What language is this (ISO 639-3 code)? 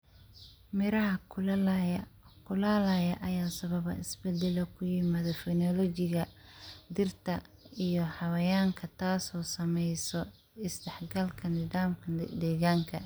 som